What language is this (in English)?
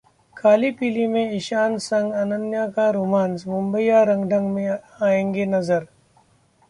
Hindi